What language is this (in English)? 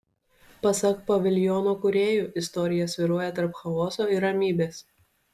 Lithuanian